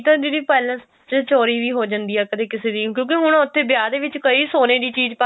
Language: Punjabi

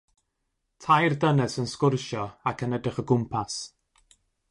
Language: Welsh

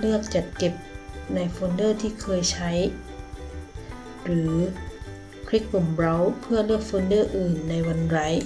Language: Thai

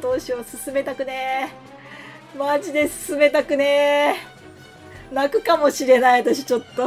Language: Japanese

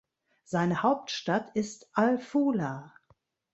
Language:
German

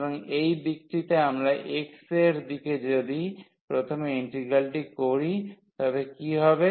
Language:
Bangla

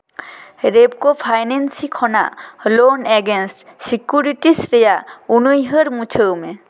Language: Santali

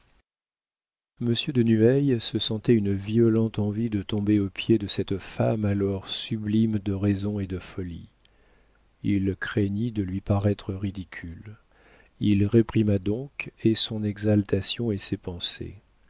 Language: French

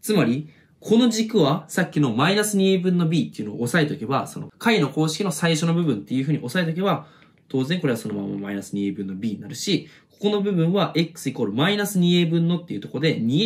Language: Japanese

